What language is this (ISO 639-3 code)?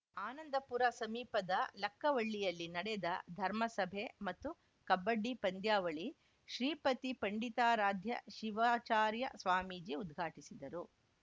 kan